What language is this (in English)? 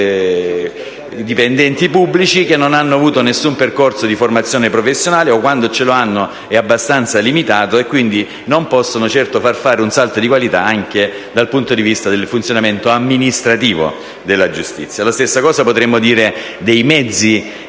Italian